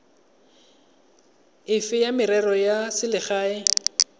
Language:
Tswana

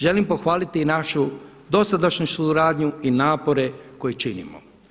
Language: Croatian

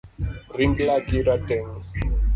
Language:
Luo (Kenya and Tanzania)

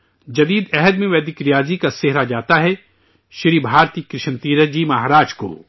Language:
Urdu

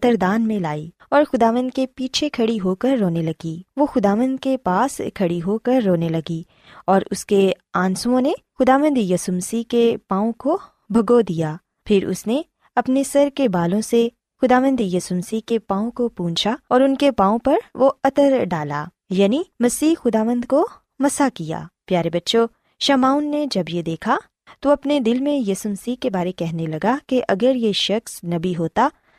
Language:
Urdu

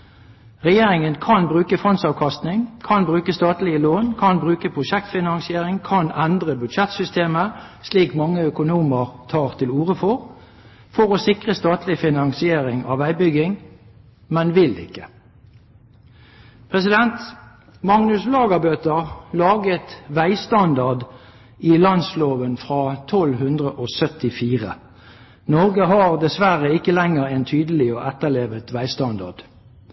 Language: Norwegian Bokmål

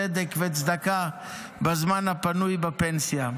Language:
Hebrew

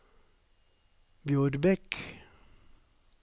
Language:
Norwegian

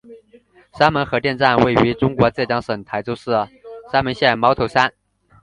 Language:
Chinese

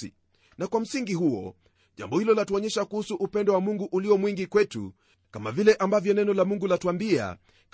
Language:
Swahili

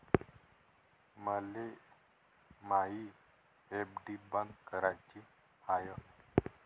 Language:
Marathi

